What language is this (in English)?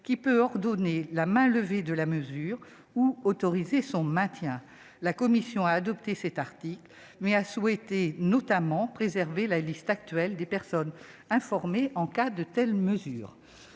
French